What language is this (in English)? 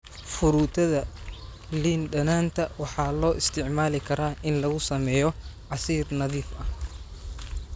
Somali